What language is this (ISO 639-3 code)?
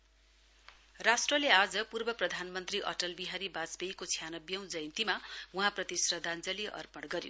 nep